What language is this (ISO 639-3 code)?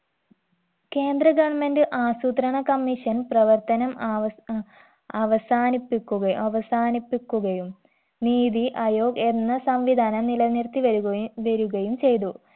mal